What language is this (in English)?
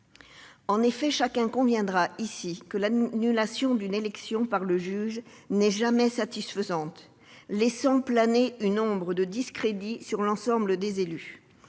French